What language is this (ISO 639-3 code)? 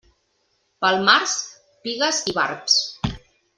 cat